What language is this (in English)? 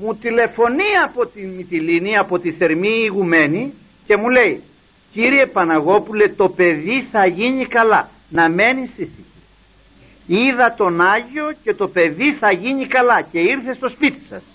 Greek